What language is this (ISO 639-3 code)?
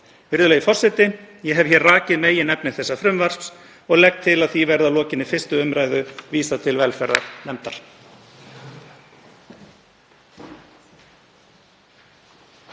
isl